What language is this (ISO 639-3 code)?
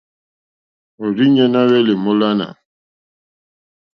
bri